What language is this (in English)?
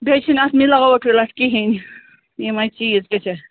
Kashmiri